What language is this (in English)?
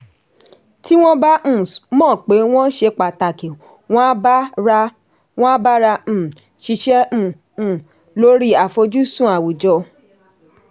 Yoruba